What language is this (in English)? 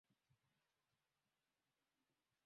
Swahili